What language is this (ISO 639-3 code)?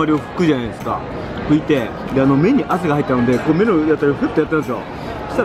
jpn